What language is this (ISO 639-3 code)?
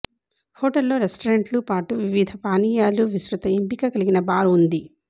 tel